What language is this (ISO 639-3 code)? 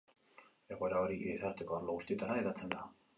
eus